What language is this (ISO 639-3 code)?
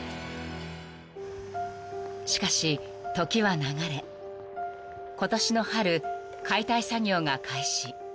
jpn